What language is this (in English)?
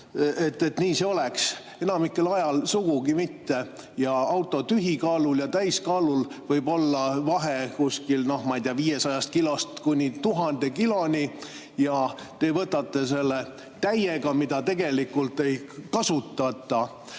Estonian